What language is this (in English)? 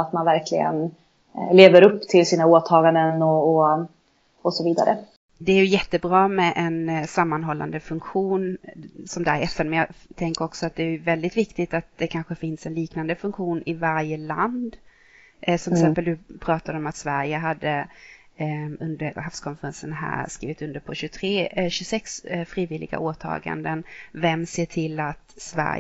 Swedish